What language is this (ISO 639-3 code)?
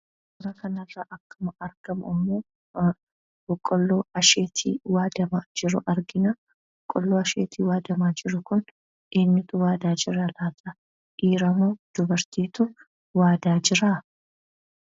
orm